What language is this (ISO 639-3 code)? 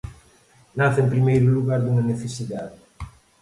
glg